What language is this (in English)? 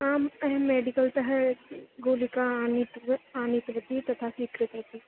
Sanskrit